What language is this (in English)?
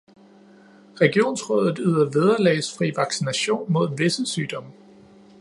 Danish